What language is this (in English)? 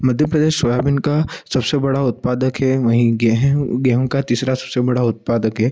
Hindi